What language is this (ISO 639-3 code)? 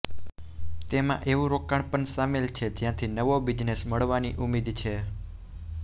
guj